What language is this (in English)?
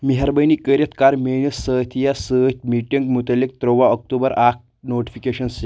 Kashmiri